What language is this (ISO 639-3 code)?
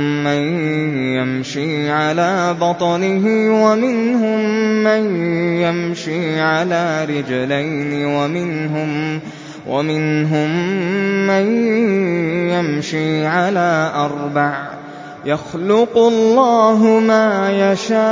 ara